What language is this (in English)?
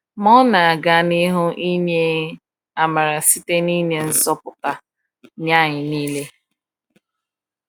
Igbo